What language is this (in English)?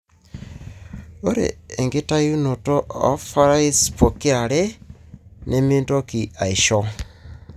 Masai